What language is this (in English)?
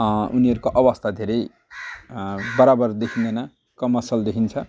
Nepali